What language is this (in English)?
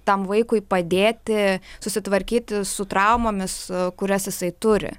Lithuanian